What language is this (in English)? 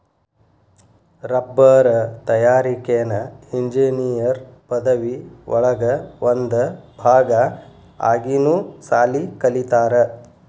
Kannada